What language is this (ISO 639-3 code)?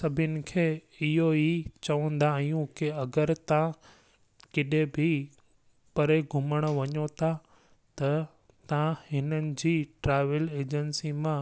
snd